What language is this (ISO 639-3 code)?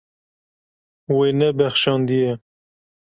kur